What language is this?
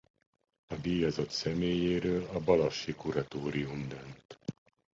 Hungarian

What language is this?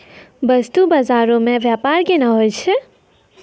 Maithili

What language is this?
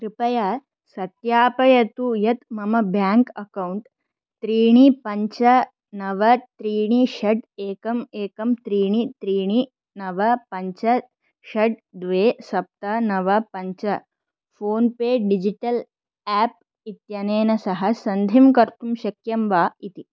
Sanskrit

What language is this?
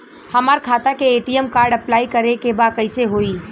Bhojpuri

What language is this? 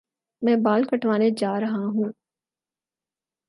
Urdu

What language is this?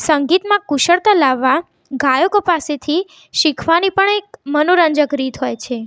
Gujarati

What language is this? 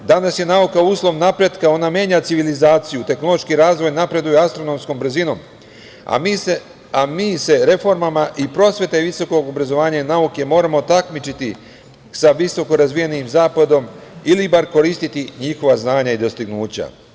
Serbian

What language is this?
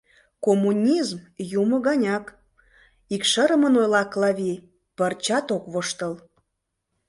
Mari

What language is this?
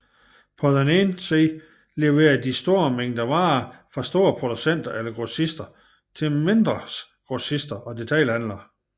Danish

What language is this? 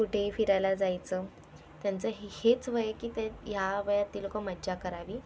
Marathi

